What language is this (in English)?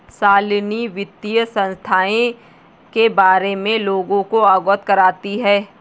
Hindi